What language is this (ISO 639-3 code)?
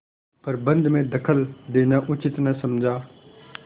hin